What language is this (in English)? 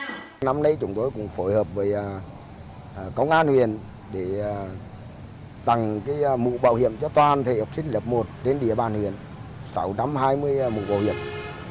Vietnamese